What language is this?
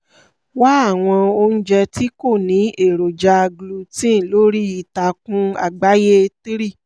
Yoruba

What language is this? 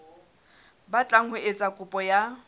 Southern Sotho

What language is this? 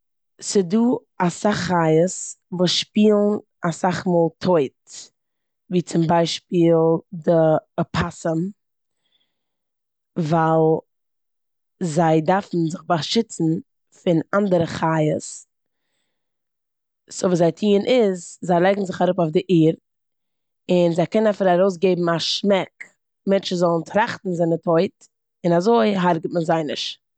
Yiddish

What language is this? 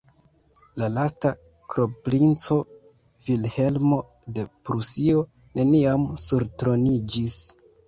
Esperanto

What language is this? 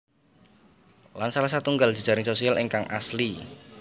Javanese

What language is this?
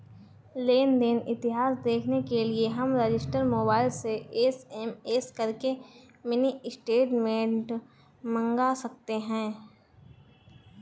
Hindi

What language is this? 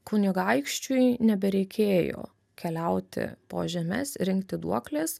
Lithuanian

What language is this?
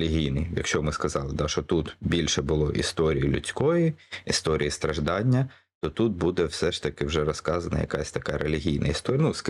Ukrainian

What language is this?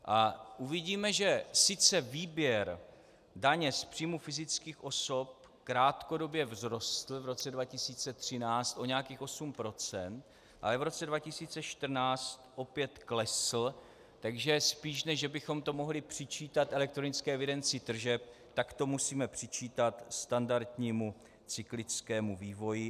Czech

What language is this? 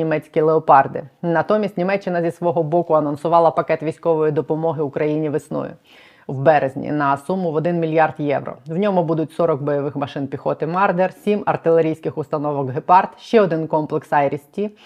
Ukrainian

